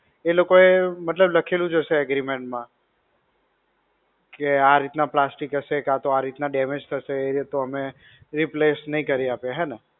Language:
Gujarati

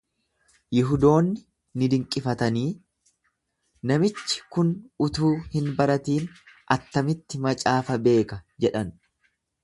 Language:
Oromo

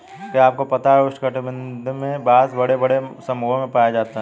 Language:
Hindi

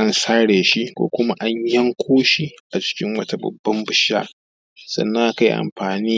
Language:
Hausa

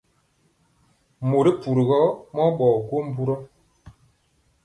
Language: Mpiemo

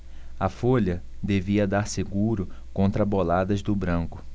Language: Portuguese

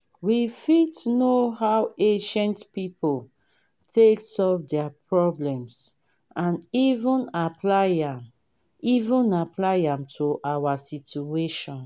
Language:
Nigerian Pidgin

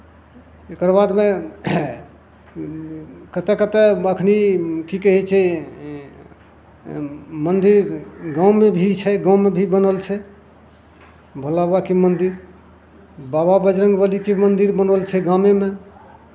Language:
Maithili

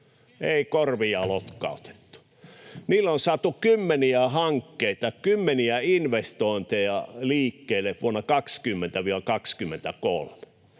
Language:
Finnish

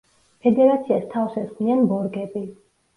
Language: Georgian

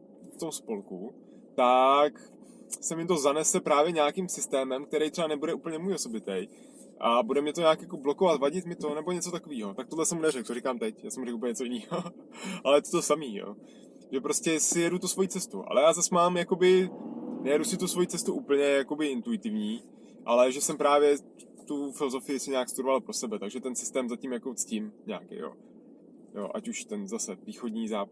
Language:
Czech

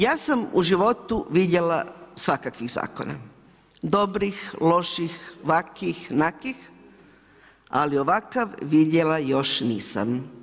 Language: Croatian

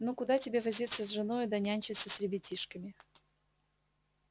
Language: Russian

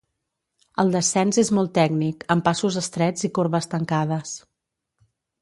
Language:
Catalan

